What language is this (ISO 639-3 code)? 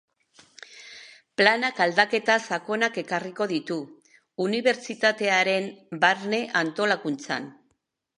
eus